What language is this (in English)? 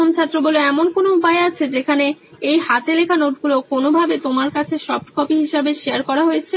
Bangla